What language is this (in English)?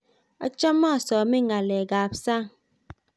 Kalenjin